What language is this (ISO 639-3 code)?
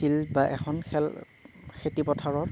asm